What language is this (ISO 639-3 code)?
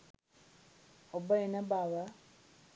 sin